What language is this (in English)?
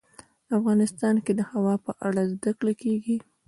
Pashto